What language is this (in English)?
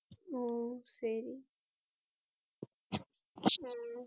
Tamil